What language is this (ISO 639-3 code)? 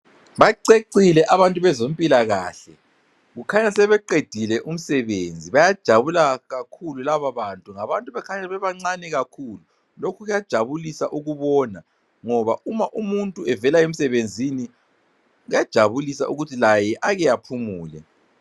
nde